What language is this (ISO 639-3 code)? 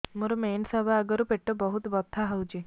ori